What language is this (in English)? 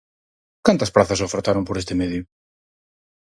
Galician